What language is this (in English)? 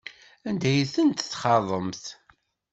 Kabyle